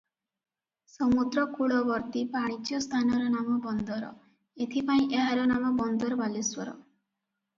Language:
Odia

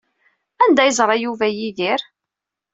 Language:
Kabyle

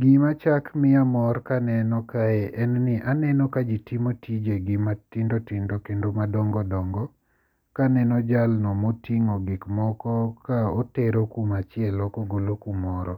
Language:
Luo (Kenya and Tanzania)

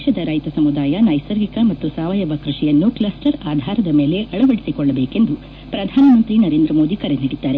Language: Kannada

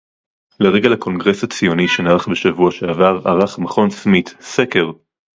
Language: Hebrew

